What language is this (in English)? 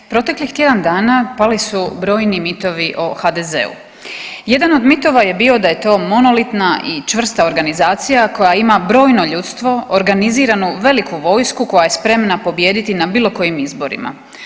Croatian